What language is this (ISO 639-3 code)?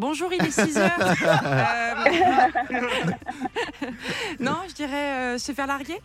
fra